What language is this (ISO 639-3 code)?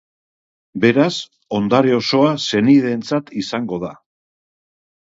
eus